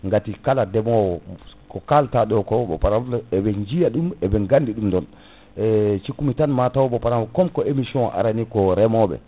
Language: Fula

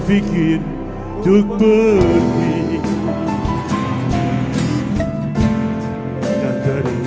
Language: Indonesian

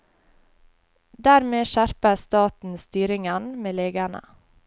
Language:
Norwegian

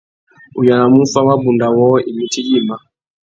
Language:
Tuki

